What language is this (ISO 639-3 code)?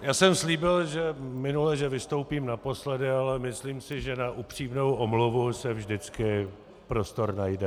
ces